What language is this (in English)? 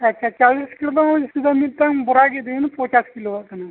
Santali